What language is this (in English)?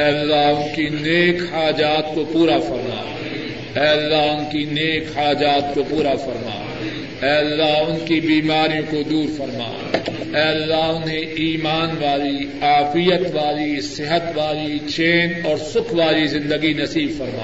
Urdu